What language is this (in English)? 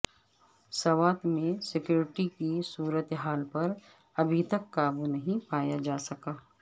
Urdu